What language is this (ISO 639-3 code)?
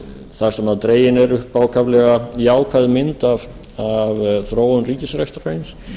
isl